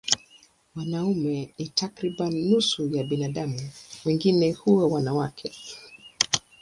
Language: Swahili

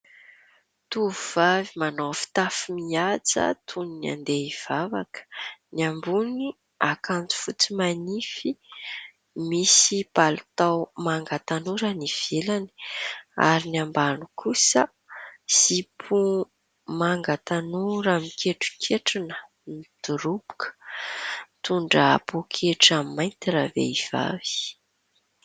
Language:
Malagasy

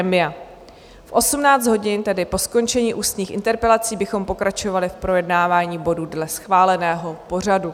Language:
Czech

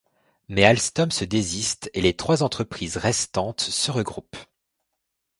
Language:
French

